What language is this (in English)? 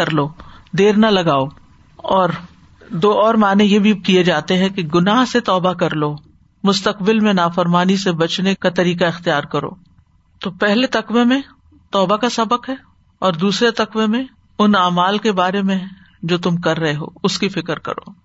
Urdu